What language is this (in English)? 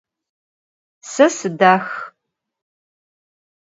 Adyghe